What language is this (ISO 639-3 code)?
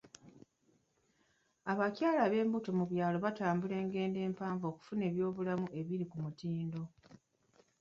lug